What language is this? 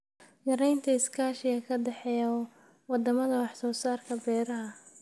Somali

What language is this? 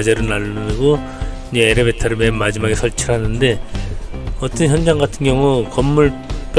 Korean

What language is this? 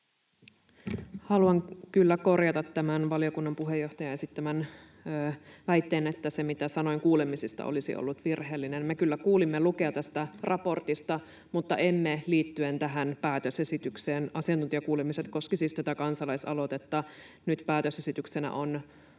Finnish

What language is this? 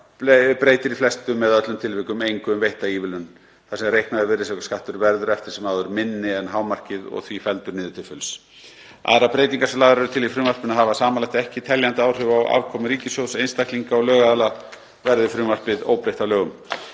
Icelandic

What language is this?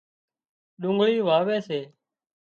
Wadiyara Koli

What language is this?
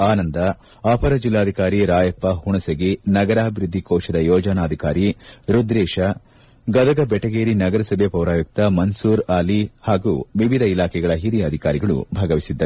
Kannada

